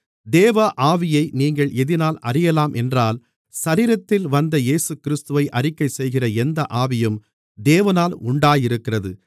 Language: Tamil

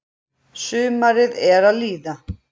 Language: Icelandic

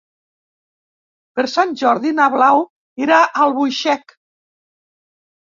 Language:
Catalan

